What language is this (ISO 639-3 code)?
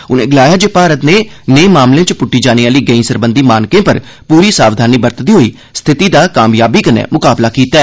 doi